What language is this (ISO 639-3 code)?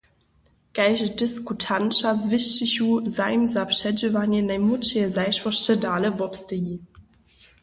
hsb